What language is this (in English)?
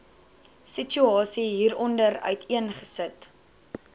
Afrikaans